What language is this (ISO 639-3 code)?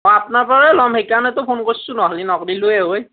asm